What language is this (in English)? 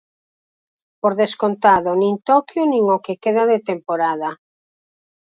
Galician